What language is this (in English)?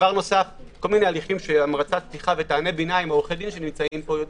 Hebrew